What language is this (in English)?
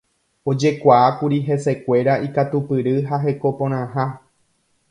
Guarani